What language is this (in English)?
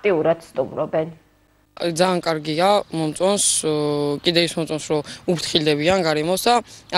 Romanian